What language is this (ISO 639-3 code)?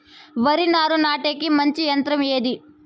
tel